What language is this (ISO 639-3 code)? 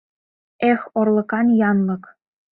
chm